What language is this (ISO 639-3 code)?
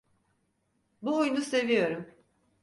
tur